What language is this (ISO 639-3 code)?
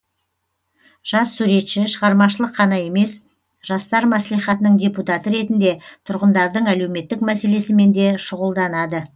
kaz